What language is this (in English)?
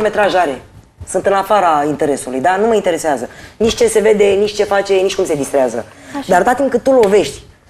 Romanian